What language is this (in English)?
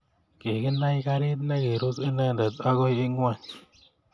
Kalenjin